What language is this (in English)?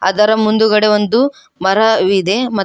Kannada